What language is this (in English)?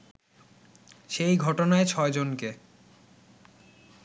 Bangla